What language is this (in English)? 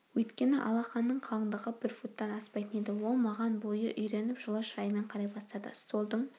Kazakh